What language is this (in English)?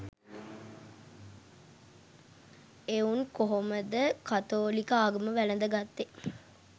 Sinhala